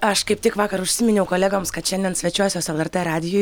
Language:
Lithuanian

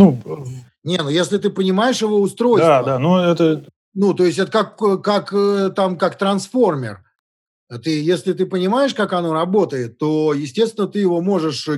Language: Russian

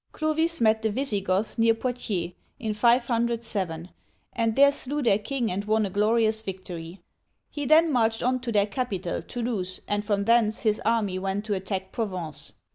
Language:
English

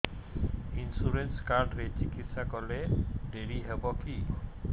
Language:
Odia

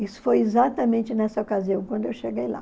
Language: Portuguese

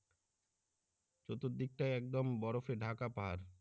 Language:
Bangla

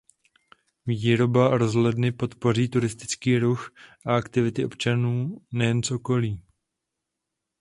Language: Czech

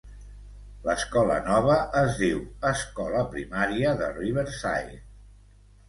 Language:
Catalan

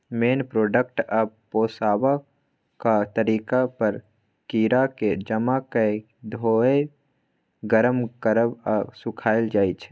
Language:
Maithili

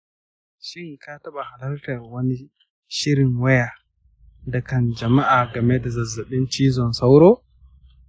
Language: Hausa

